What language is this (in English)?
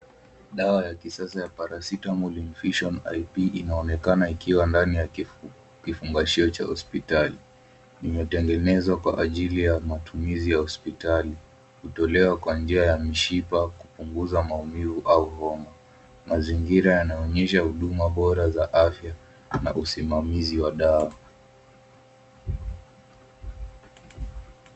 Swahili